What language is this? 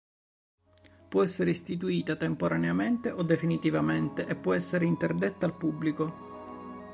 Italian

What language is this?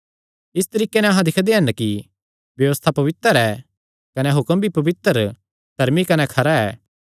Kangri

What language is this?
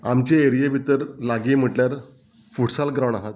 Konkani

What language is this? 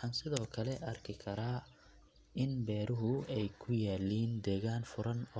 Somali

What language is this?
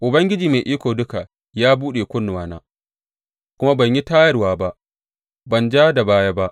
Hausa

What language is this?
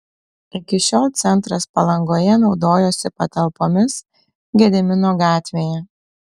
Lithuanian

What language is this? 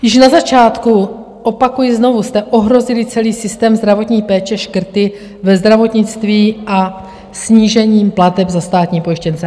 Czech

